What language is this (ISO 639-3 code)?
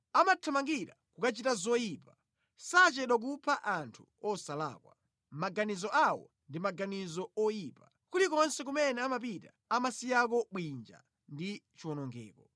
nya